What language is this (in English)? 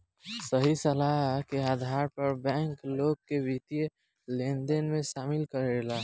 Bhojpuri